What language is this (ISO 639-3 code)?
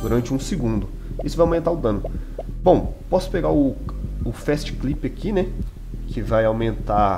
por